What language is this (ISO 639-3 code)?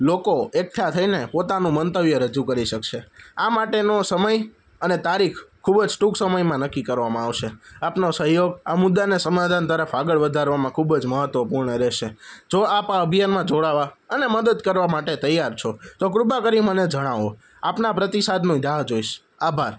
guj